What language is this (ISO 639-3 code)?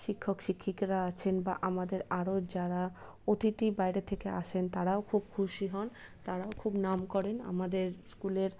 ben